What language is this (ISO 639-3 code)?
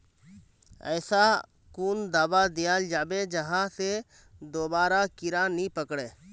mag